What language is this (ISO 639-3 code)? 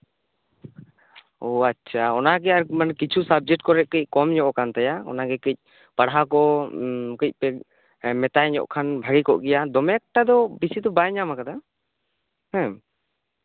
sat